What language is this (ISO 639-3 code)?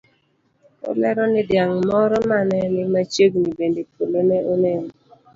luo